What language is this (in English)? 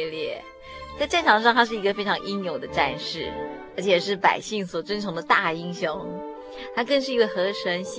Chinese